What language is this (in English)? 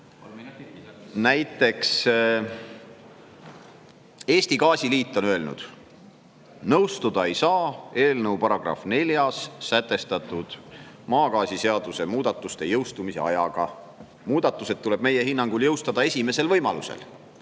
Estonian